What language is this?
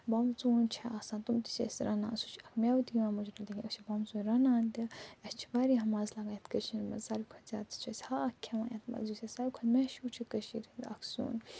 Kashmiri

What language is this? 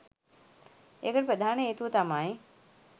Sinhala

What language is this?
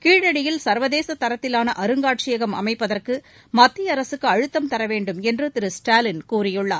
Tamil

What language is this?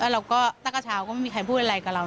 Thai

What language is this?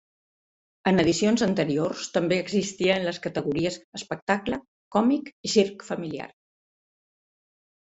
Catalan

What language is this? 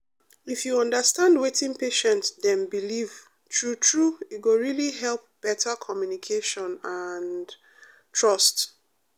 Nigerian Pidgin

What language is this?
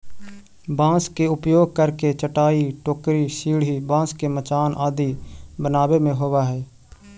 Magahi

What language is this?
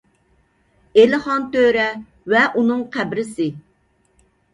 Uyghur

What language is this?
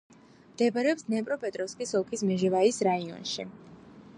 Georgian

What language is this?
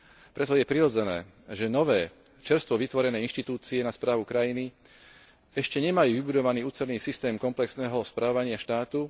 Slovak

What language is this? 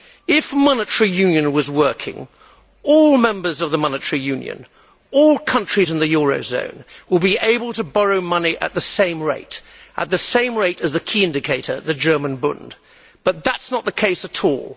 English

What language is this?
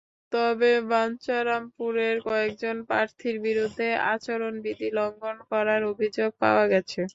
Bangla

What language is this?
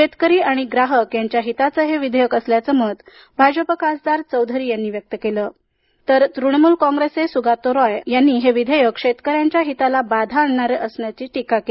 Marathi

